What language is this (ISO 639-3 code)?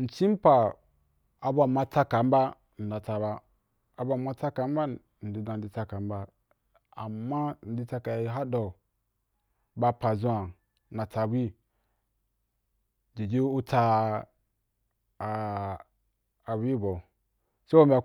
juk